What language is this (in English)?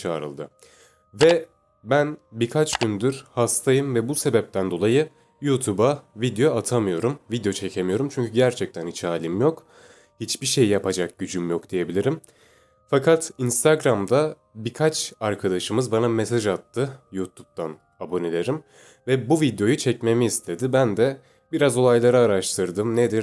Turkish